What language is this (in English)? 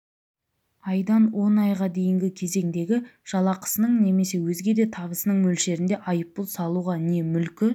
Kazakh